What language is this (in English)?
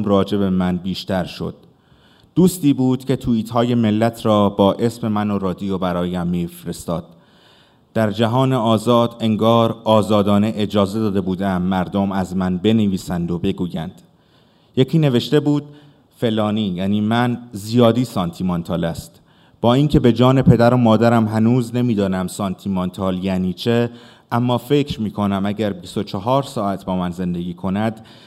Persian